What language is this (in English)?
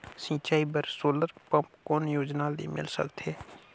Chhattisgarhi